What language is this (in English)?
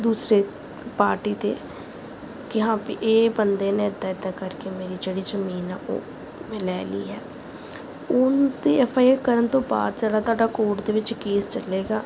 Punjabi